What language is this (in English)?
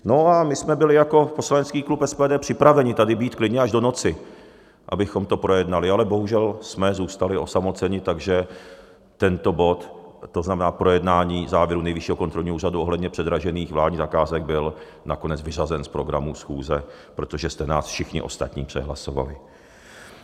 Czech